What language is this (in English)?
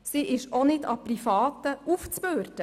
Swiss German